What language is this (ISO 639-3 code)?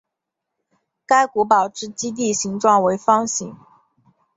zho